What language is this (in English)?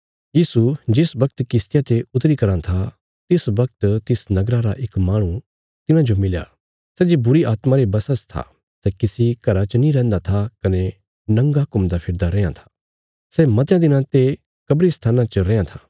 Bilaspuri